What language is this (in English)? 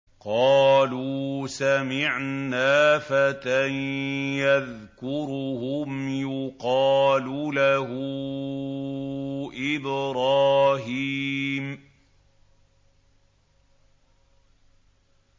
Arabic